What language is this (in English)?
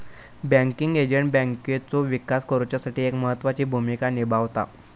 Marathi